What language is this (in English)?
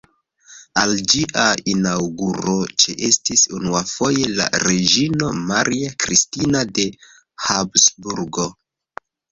Esperanto